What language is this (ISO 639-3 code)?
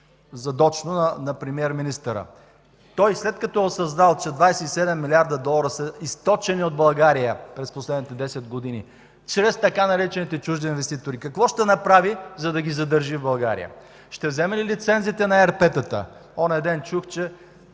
bul